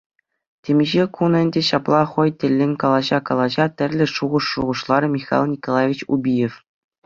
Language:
Chuvash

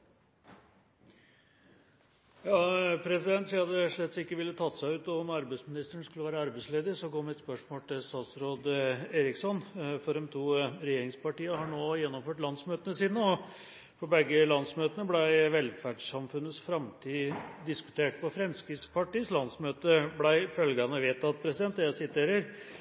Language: Norwegian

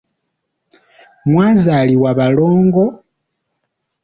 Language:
Ganda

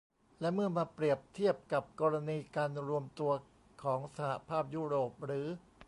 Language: Thai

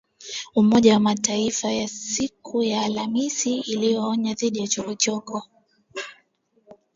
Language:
Swahili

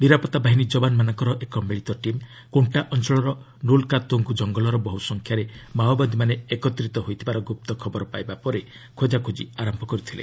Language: Odia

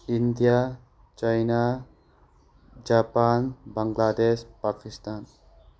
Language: Manipuri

